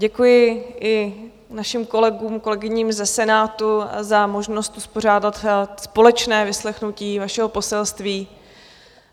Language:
Czech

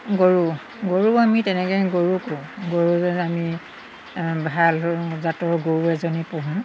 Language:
Assamese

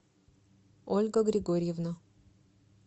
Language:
Russian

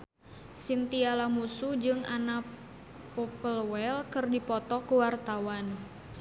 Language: Sundanese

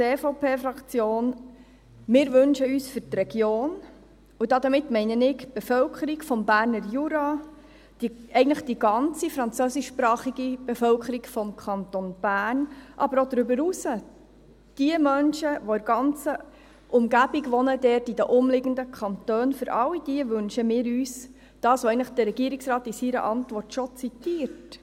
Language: Swiss German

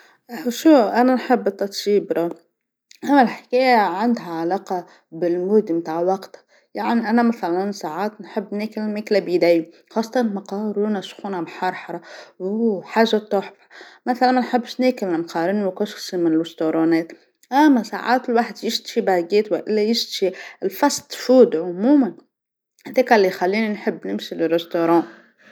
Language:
Tunisian Arabic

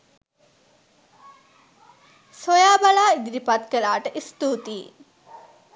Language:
Sinhala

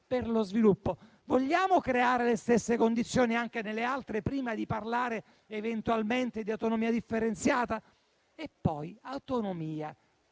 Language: Italian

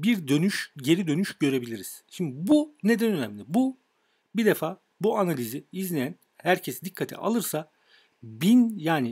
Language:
Turkish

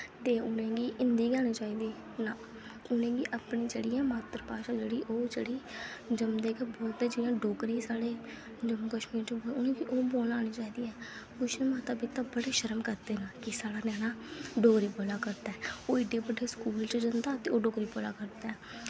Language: Dogri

